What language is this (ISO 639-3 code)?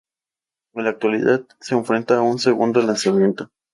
spa